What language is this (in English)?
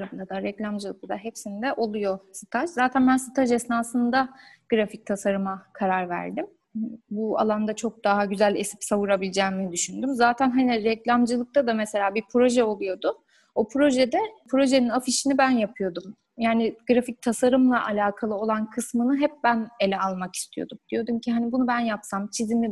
Turkish